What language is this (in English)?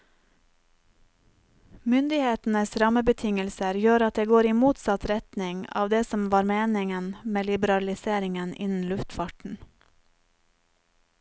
Norwegian